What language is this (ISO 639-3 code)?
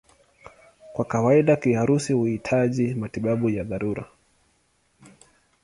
swa